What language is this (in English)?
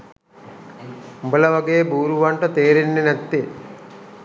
Sinhala